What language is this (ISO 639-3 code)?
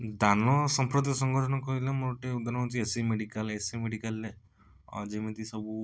ori